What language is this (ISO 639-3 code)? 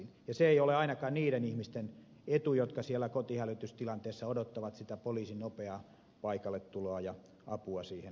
fin